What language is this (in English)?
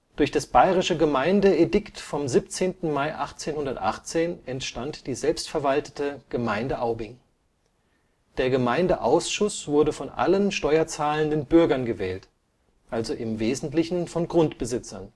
German